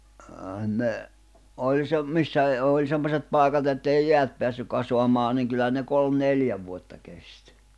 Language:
Finnish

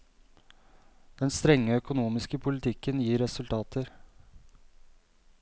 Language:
Norwegian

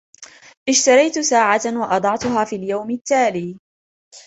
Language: Arabic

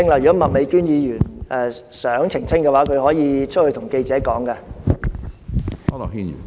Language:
Cantonese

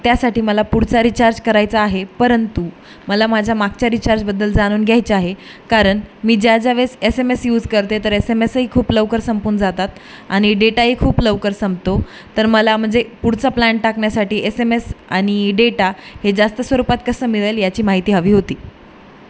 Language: Marathi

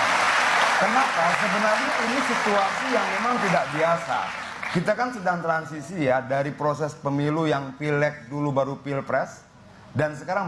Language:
Indonesian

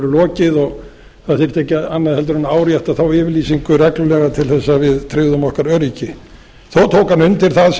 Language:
Icelandic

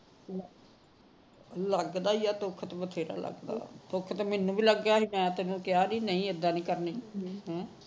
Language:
Punjabi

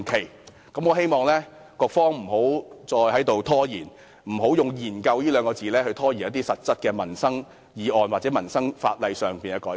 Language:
Cantonese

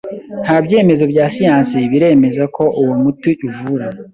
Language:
Kinyarwanda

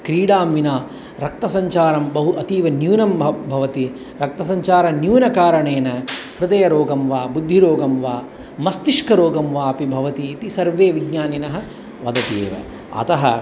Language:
Sanskrit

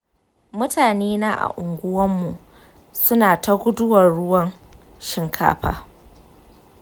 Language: Hausa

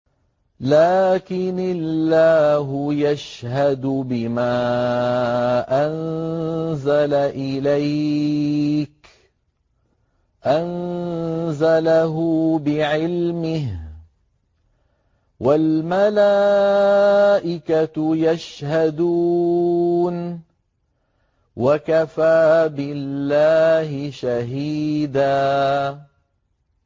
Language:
Arabic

